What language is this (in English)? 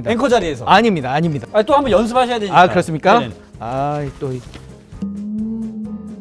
Korean